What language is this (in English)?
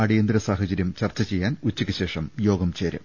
Malayalam